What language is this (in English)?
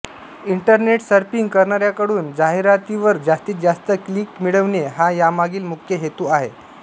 Marathi